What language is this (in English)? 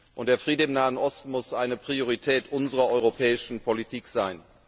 German